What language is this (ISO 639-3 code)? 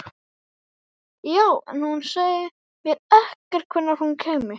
isl